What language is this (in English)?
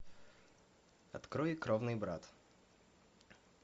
Russian